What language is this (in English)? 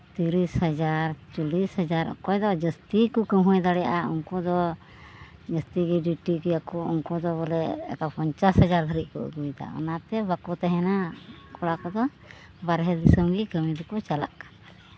Santali